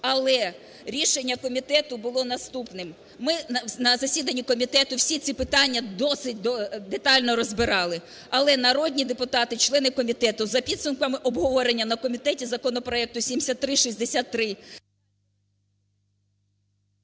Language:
Ukrainian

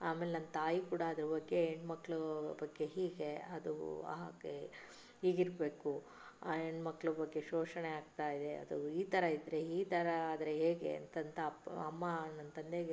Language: Kannada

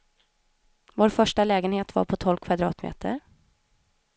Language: Swedish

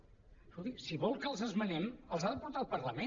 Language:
Catalan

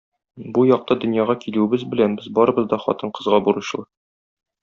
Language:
Tatar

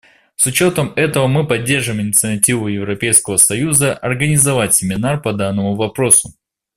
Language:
Russian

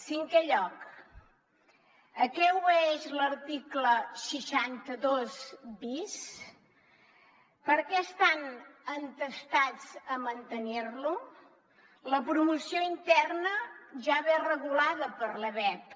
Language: Catalan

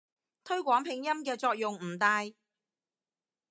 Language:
Cantonese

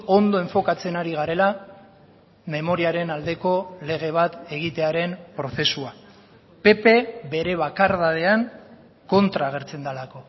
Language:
Basque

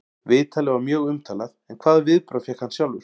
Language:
Icelandic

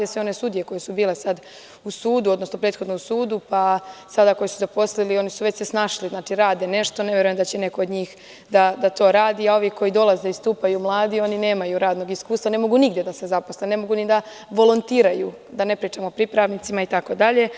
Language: Serbian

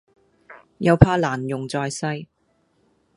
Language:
Cantonese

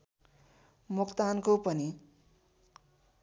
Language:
Nepali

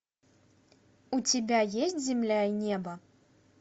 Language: Russian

